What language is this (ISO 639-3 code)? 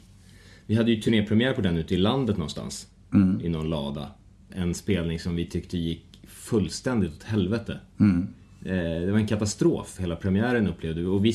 swe